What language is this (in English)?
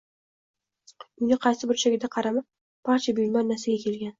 Uzbek